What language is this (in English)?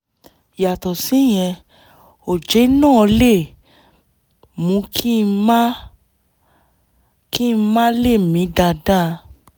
Yoruba